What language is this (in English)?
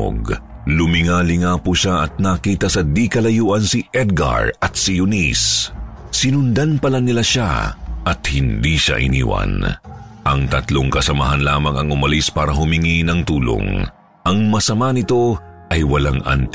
Filipino